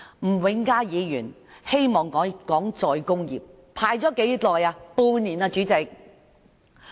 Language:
Cantonese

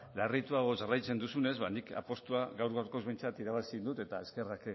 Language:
Basque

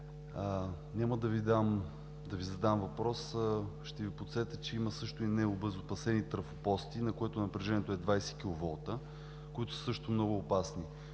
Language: Bulgarian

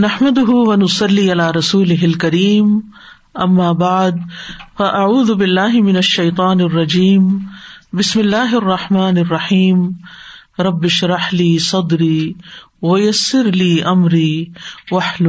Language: Urdu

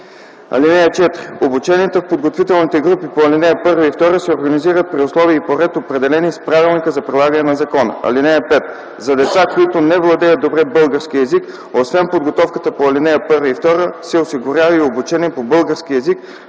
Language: Bulgarian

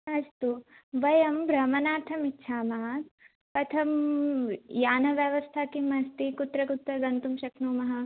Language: Sanskrit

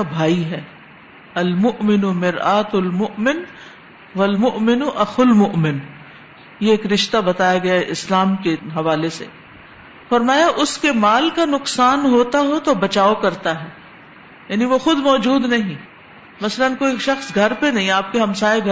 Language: Urdu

